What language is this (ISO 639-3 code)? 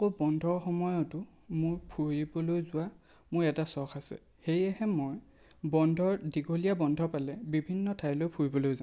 asm